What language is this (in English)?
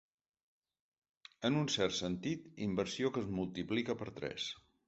Catalan